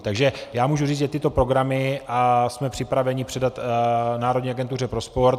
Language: Czech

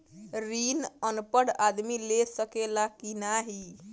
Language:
Bhojpuri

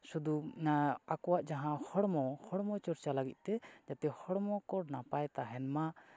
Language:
Santali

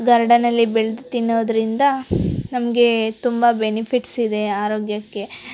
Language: Kannada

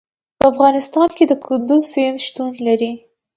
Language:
Pashto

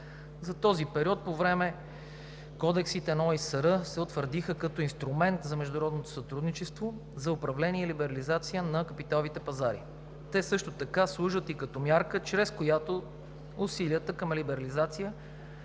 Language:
Bulgarian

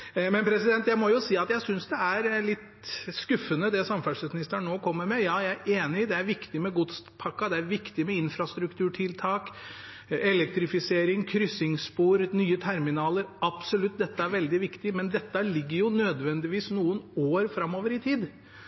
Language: Norwegian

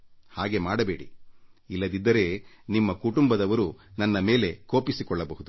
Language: Kannada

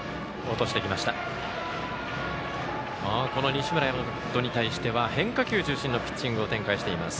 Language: Japanese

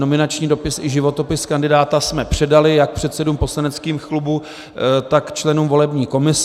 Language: Czech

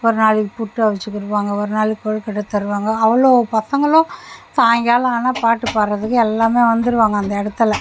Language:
Tamil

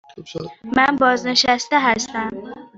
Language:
Persian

